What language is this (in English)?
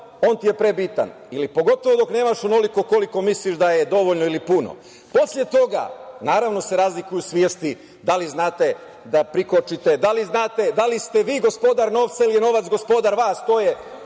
Serbian